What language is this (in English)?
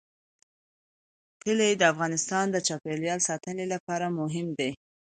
Pashto